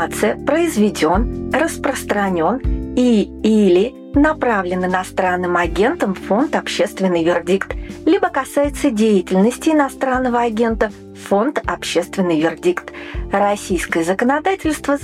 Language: Russian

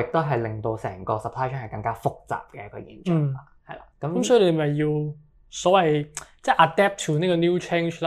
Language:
Chinese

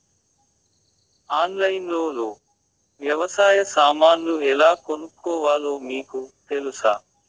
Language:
Telugu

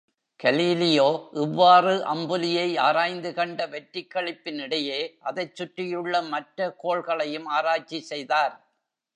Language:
Tamil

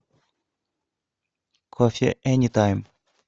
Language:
Russian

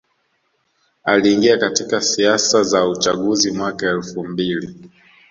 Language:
Swahili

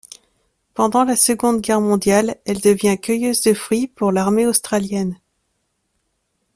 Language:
French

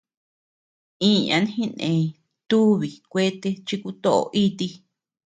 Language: Tepeuxila Cuicatec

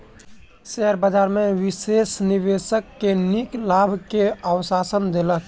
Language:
Maithili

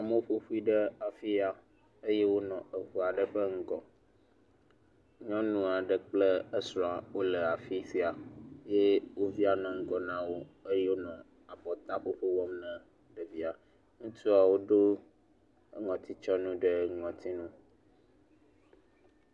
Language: Ewe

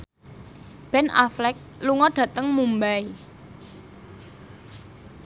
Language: Javanese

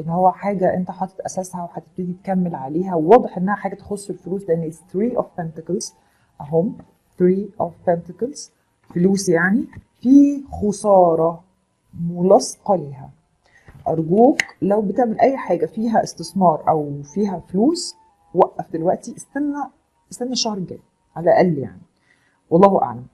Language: Arabic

